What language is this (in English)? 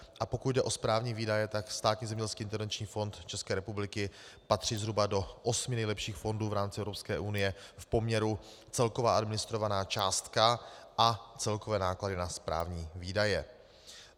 Czech